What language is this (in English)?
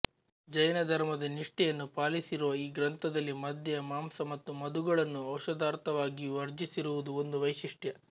Kannada